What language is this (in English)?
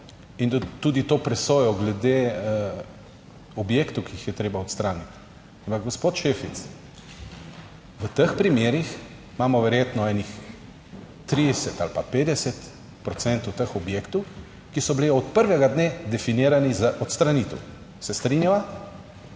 Slovenian